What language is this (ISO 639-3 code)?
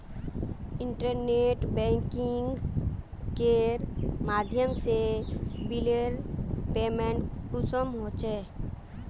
mag